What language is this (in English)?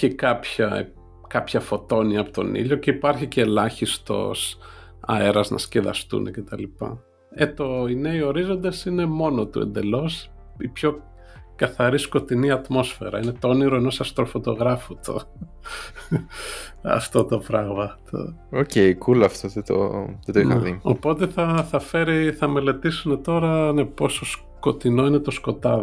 Greek